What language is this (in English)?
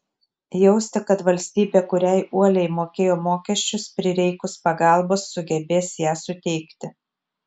Lithuanian